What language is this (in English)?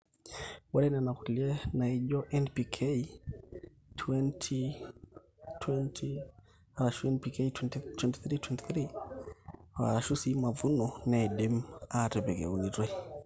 Masai